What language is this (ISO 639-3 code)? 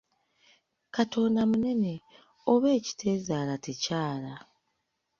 lug